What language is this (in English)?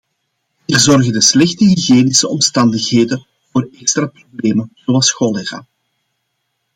Dutch